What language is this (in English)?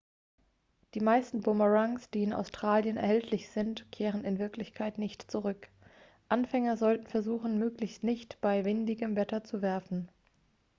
German